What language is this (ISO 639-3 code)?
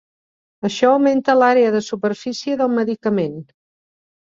cat